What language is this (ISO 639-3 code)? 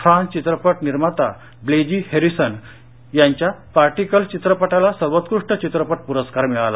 mar